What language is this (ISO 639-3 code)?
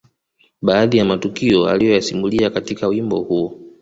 swa